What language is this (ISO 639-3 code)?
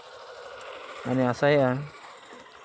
sat